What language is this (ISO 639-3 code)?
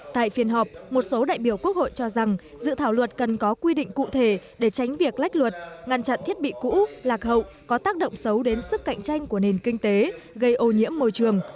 vie